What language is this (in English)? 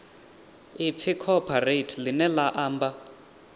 Venda